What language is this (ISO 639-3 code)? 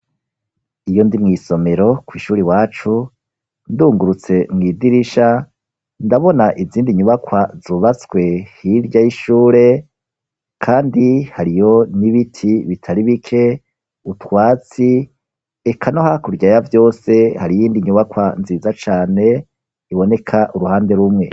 run